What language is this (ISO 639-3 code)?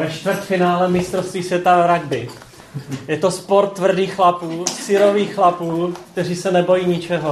ces